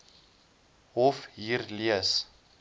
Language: Afrikaans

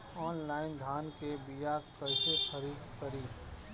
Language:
Bhojpuri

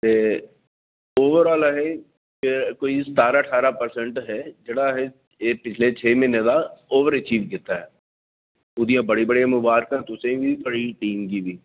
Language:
Dogri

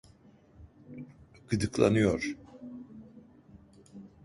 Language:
Turkish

